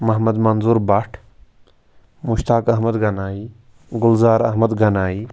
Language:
Kashmiri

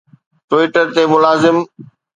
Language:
Sindhi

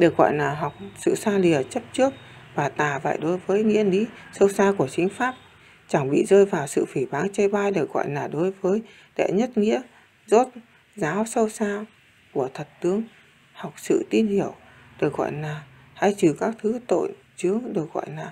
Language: Vietnamese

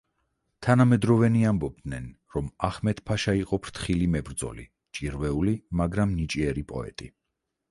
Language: Georgian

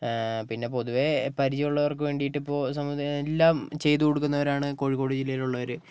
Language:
Malayalam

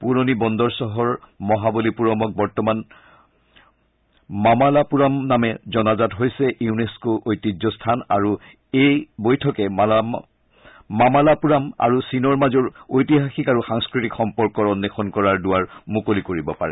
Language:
Assamese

